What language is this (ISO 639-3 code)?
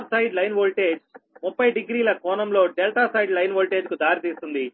tel